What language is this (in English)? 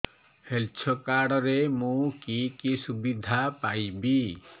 Odia